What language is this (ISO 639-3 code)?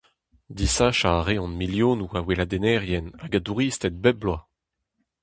bre